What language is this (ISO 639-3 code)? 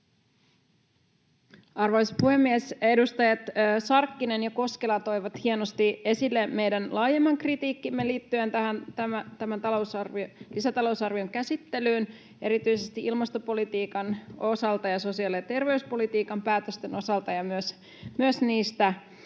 fin